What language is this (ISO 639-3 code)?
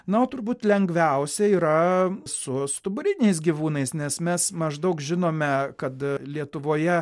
lit